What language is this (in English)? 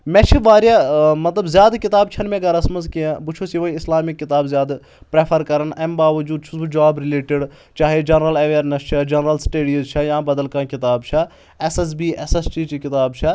Kashmiri